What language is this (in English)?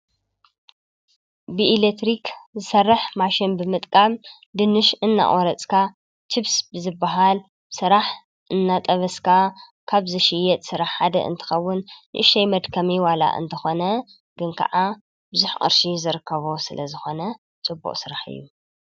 Tigrinya